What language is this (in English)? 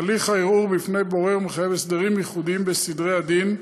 Hebrew